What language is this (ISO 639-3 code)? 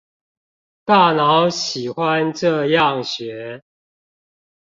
zho